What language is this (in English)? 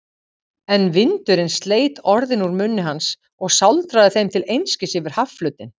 Icelandic